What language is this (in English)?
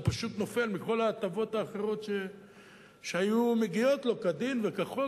Hebrew